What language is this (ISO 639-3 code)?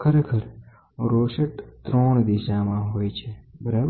guj